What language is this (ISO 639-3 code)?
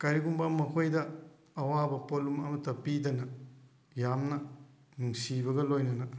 mni